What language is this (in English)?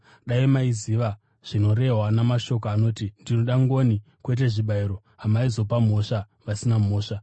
Shona